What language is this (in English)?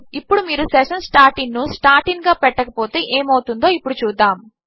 Telugu